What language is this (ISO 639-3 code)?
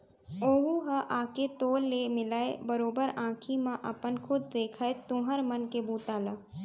hne